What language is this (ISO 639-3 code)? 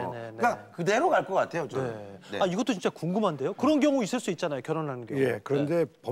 kor